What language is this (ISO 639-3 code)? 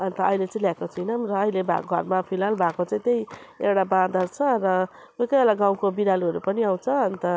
nep